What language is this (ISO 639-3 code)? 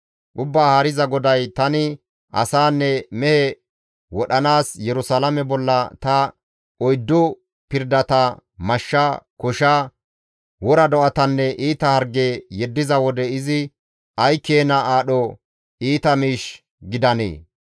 gmv